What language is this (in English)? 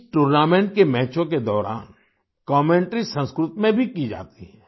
Hindi